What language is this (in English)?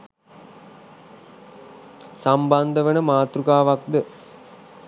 Sinhala